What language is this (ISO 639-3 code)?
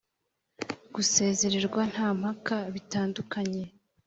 kin